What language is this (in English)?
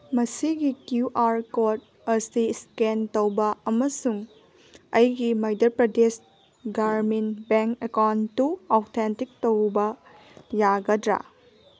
Manipuri